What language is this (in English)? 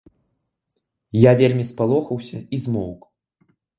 Belarusian